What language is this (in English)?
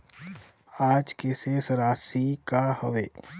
Chhattisgarhi